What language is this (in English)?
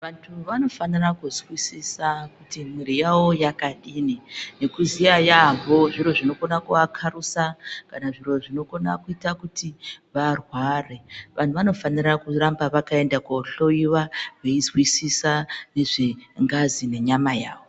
Ndau